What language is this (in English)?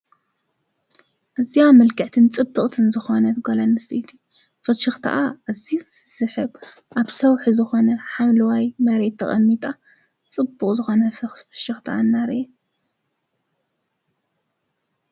Tigrinya